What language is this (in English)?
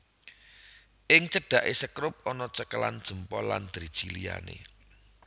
Javanese